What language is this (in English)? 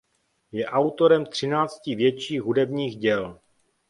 Czech